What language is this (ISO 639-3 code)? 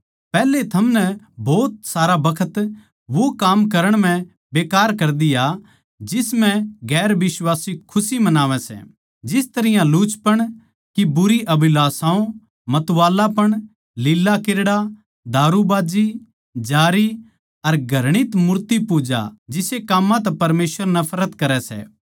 bgc